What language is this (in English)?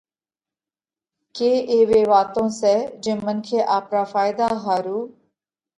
Parkari Koli